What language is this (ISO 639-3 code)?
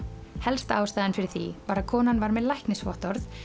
isl